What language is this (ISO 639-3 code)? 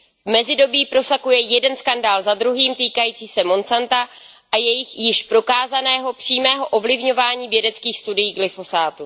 ces